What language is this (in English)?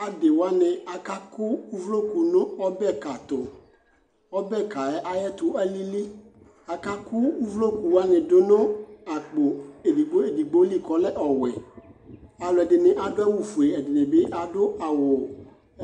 Ikposo